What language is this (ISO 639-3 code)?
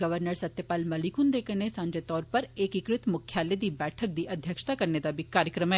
doi